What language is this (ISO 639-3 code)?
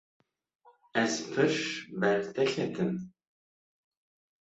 kur